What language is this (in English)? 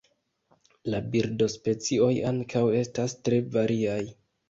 Esperanto